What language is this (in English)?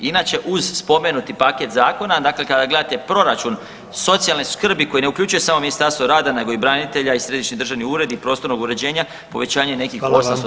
Croatian